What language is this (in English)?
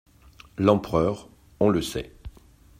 French